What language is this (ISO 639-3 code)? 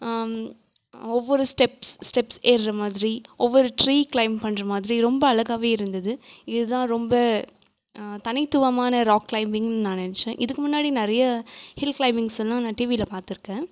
tam